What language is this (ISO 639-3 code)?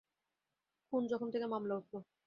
ben